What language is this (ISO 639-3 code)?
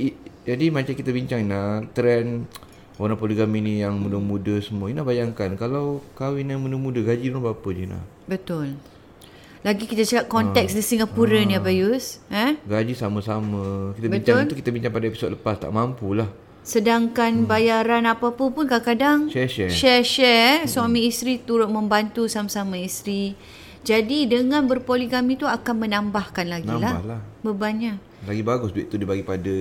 msa